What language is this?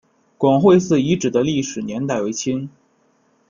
Chinese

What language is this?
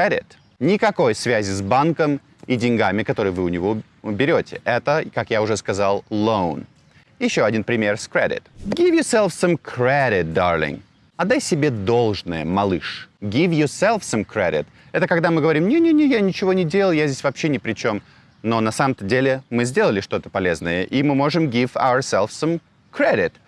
Russian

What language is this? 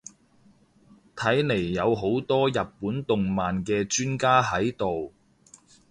Cantonese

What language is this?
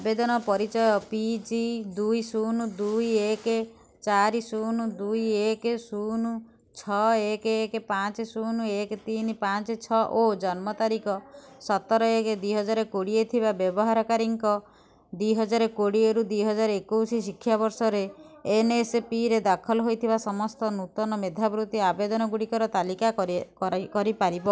Odia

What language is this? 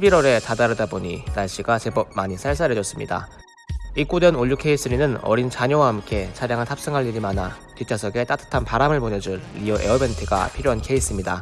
Korean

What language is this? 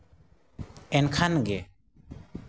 Santali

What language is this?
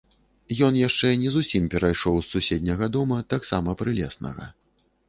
Belarusian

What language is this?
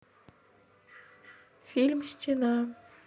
Russian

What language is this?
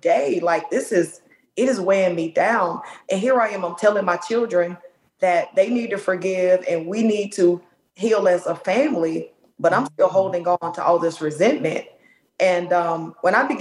English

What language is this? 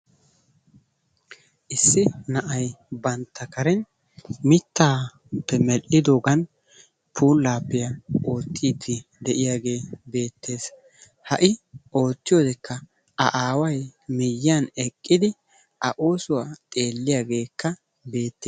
Wolaytta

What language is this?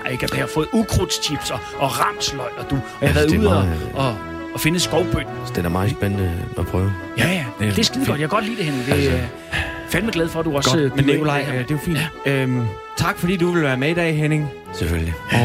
Danish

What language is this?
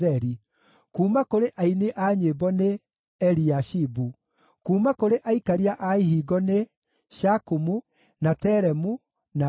Kikuyu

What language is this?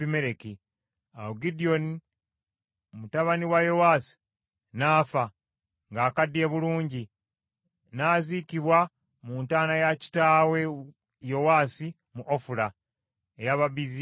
Ganda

